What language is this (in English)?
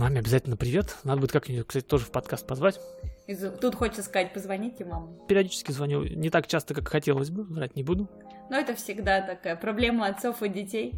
Russian